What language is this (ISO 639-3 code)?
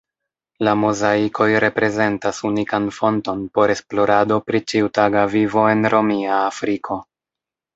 epo